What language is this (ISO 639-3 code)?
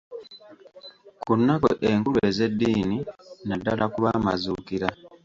lug